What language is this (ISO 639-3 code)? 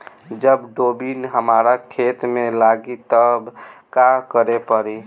bho